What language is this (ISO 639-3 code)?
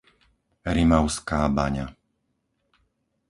slk